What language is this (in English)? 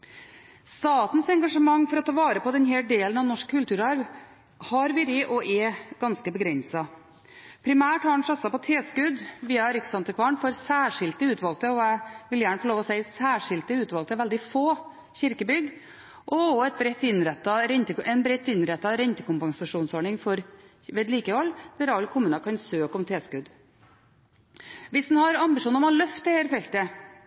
Norwegian Bokmål